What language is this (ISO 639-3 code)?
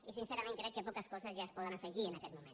cat